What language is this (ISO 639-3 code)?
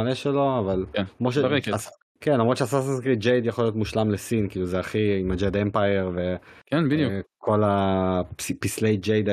heb